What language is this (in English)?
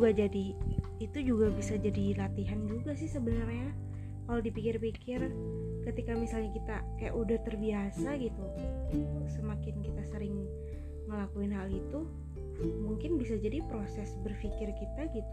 Indonesian